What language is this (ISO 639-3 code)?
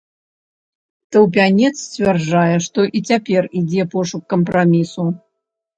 bel